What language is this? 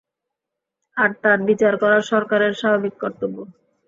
Bangla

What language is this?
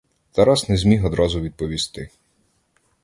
Ukrainian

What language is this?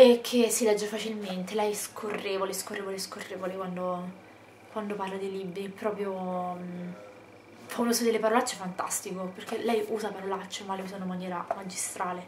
Italian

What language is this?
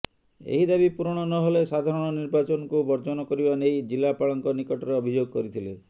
Odia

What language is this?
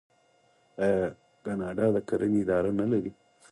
Pashto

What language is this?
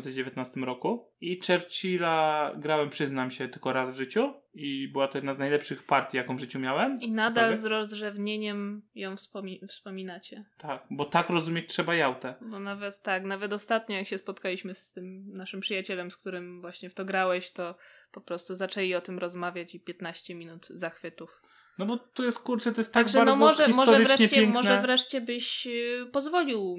Polish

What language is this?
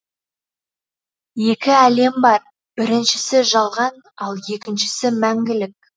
Kazakh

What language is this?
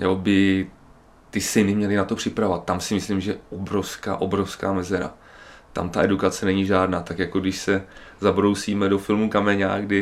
Czech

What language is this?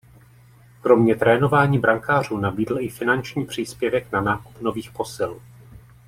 Czech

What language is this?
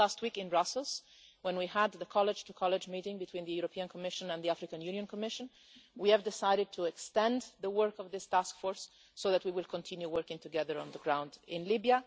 English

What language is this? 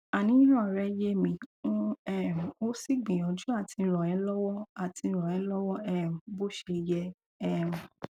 Yoruba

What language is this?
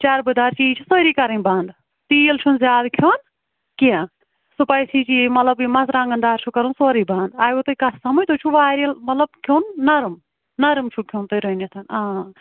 Kashmiri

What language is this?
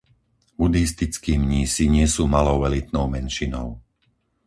Slovak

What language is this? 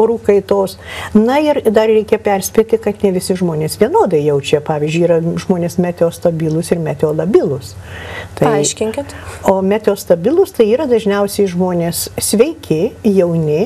Lithuanian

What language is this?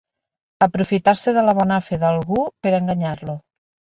Catalan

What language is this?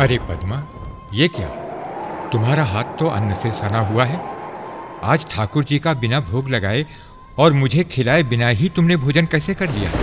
Hindi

